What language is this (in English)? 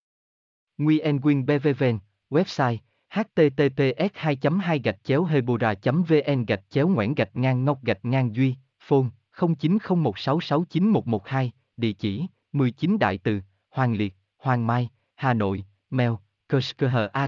Vietnamese